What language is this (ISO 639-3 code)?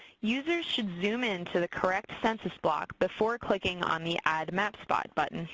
eng